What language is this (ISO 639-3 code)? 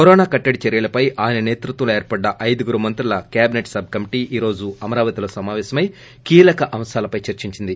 tel